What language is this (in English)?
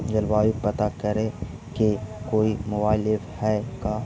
Magahi